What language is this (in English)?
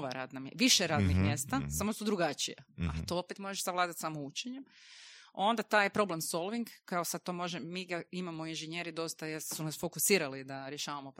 Croatian